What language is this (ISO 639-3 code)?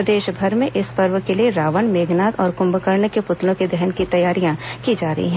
hin